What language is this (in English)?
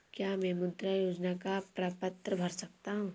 Hindi